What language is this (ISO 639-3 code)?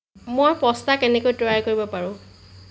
asm